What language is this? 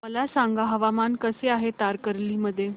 Marathi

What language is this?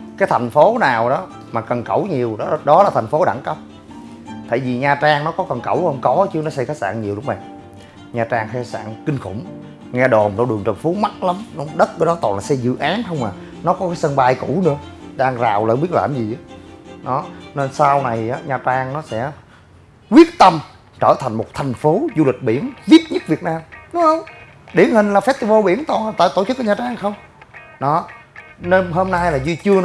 Vietnamese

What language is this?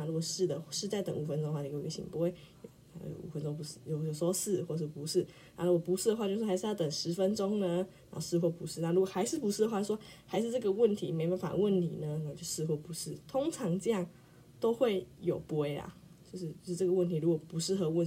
Chinese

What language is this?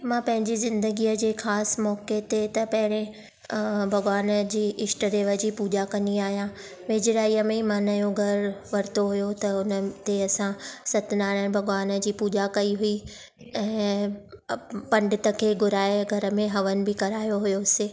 Sindhi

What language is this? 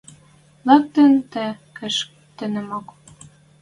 Western Mari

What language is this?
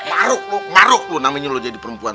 Indonesian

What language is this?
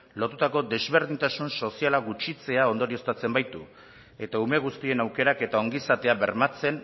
Basque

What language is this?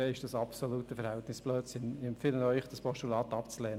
Swiss German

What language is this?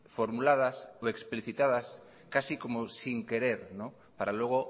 Spanish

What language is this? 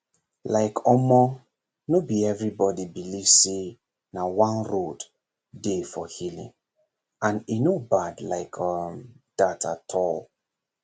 Nigerian Pidgin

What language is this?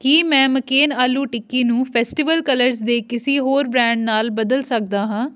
Punjabi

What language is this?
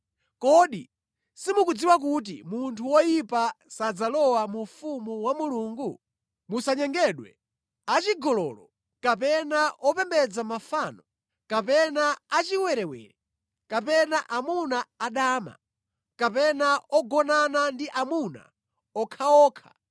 Nyanja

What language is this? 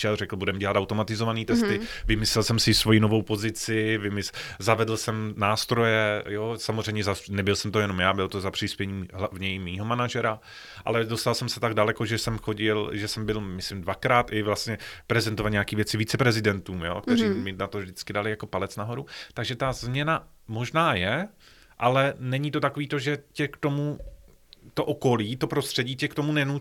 Czech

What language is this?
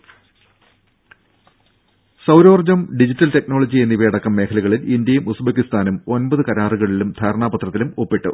Malayalam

